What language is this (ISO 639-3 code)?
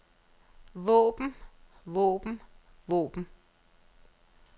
dan